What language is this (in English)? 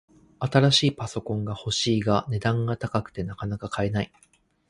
Japanese